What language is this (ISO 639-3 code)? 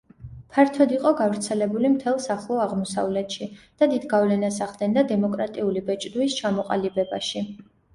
kat